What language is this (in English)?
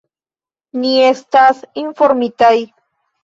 Esperanto